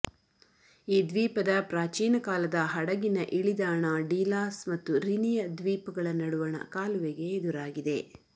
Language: Kannada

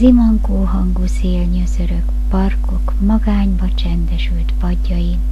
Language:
Hungarian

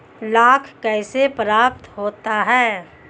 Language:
Hindi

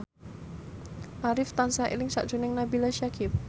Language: Javanese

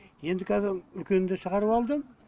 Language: Kazakh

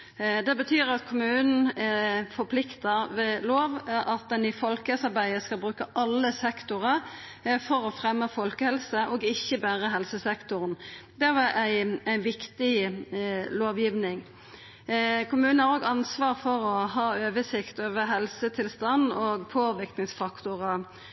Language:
Norwegian Nynorsk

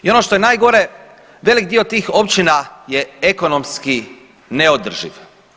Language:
Croatian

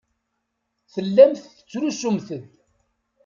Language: Kabyle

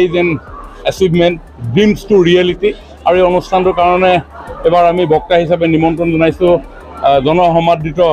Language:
Bangla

